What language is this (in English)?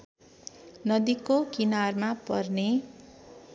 Nepali